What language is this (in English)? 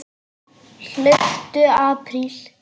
Icelandic